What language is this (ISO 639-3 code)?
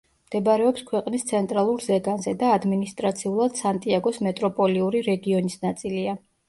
kat